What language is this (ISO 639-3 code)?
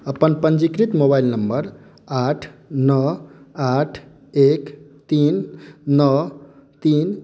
mai